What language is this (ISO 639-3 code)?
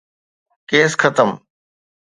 snd